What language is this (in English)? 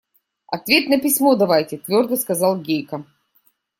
Russian